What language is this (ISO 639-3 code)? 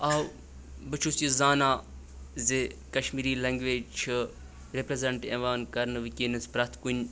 kas